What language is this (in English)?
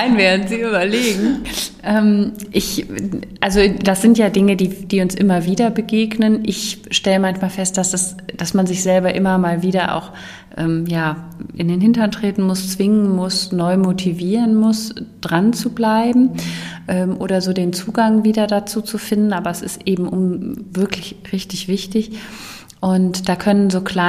German